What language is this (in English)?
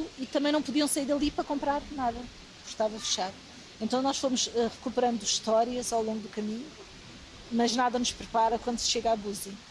Portuguese